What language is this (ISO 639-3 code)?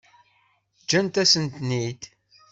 kab